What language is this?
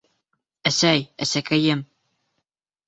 Bashkir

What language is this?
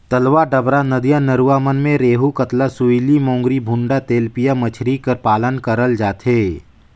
Chhattisgarhi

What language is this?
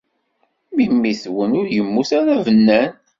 Kabyle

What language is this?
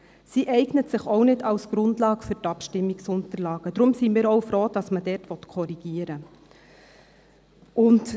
Swiss German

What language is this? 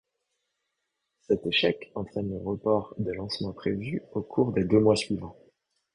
French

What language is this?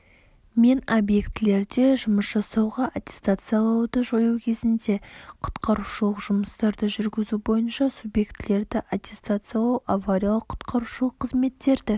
Kazakh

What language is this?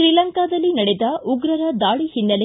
Kannada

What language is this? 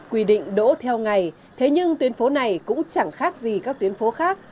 Vietnamese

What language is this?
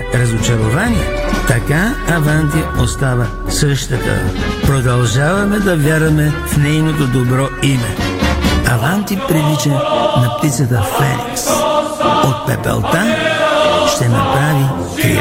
Bulgarian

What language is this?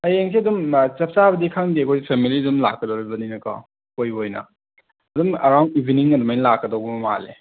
Manipuri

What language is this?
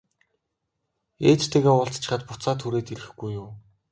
Mongolian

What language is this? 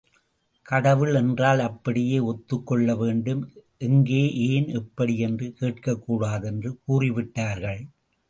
Tamil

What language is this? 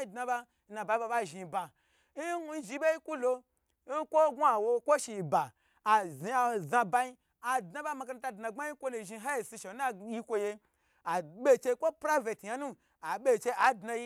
Gbagyi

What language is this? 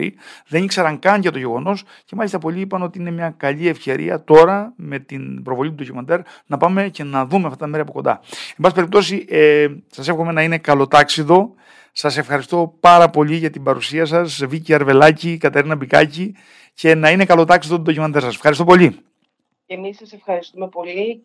Greek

